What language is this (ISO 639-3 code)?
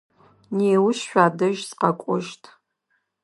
ady